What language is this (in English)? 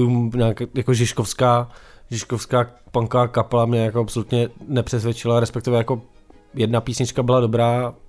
Czech